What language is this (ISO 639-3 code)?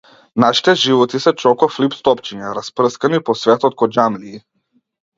mkd